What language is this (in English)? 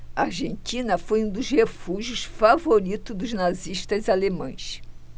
Portuguese